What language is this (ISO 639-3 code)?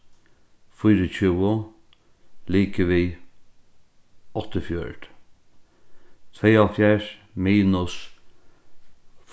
fao